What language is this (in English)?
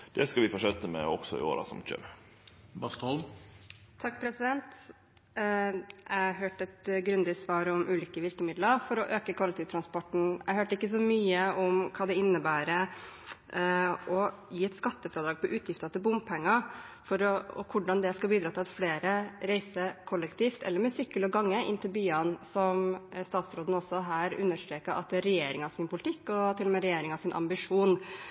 Norwegian